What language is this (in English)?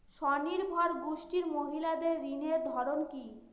Bangla